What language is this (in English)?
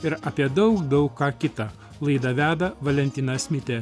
Lithuanian